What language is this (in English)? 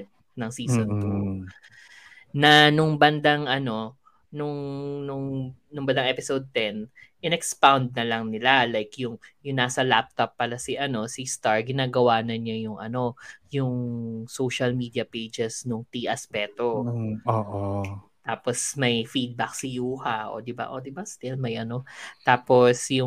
Filipino